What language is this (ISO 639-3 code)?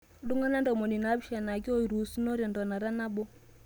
mas